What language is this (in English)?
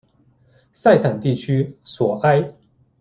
Chinese